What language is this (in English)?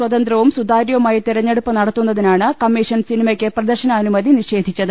Malayalam